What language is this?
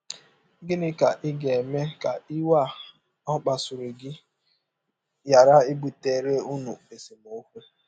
Igbo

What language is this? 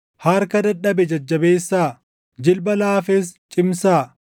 Oromo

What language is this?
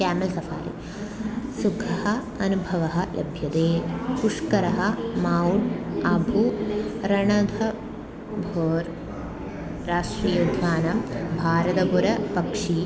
Sanskrit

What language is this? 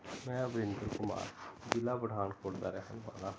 Punjabi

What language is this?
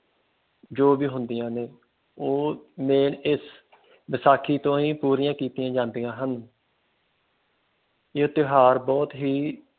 Punjabi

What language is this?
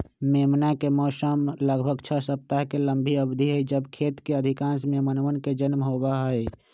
Magahi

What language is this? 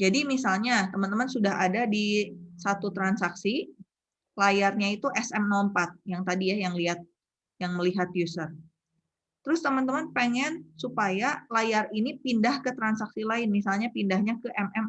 Indonesian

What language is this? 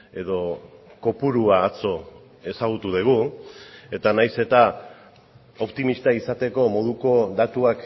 Basque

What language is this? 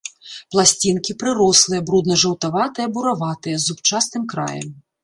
Belarusian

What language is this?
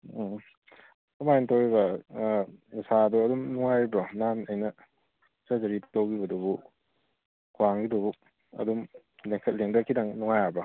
Manipuri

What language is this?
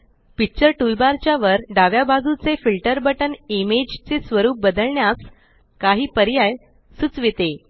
Marathi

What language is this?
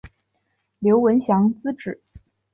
Chinese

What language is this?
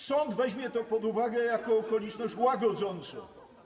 Polish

